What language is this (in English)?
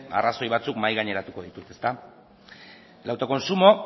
Basque